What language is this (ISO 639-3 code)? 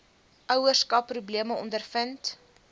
afr